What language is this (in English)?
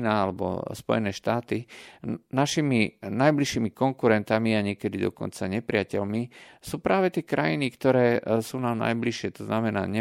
Slovak